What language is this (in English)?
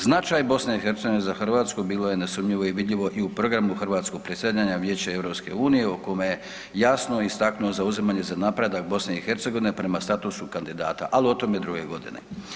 Croatian